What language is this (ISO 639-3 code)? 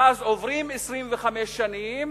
heb